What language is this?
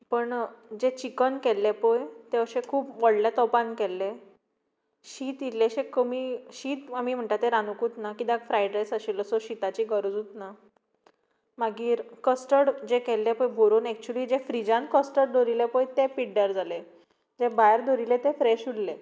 Konkani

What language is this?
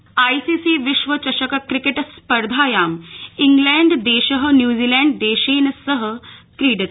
Sanskrit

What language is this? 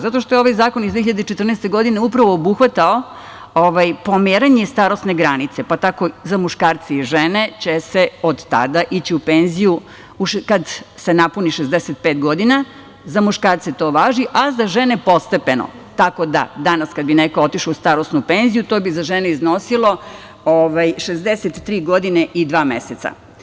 Serbian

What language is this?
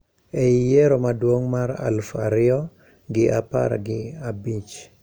Luo (Kenya and Tanzania)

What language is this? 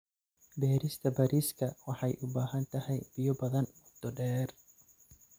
Somali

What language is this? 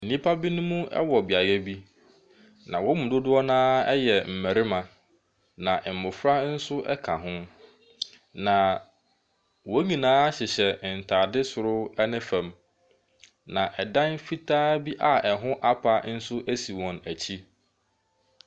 Akan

